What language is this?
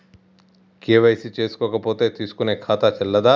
Telugu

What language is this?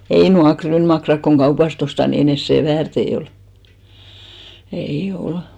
Finnish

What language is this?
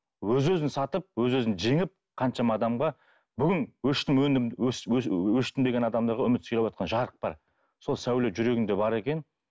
Kazakh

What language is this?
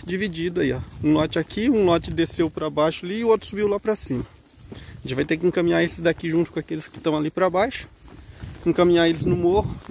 Portuguese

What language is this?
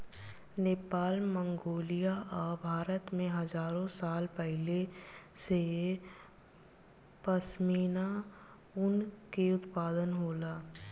Bhojpuri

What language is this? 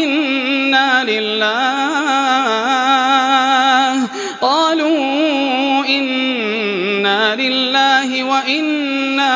Arabic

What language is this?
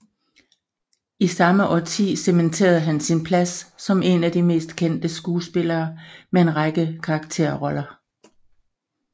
Danish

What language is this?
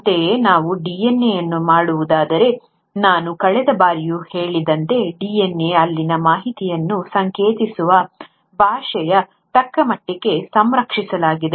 Kannada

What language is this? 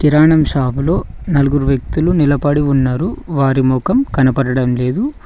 Telugu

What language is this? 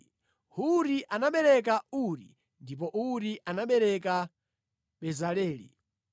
Nyanja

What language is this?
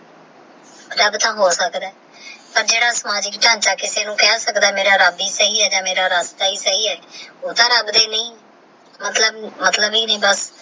Punjabi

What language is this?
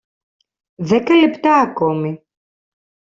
Greek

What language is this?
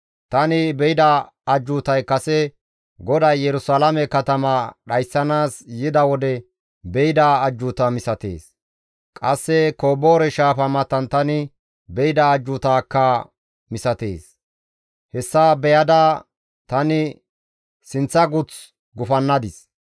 Gamo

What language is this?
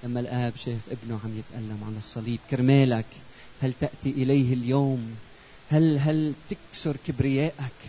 Arabic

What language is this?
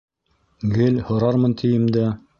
Bashkir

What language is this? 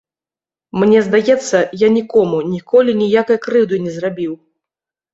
Belarusian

